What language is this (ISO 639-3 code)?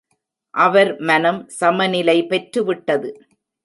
tam